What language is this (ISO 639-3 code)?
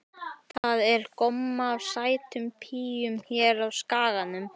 isl